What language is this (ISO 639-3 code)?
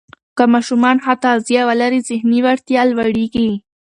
pus